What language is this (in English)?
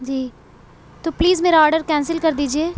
Urdu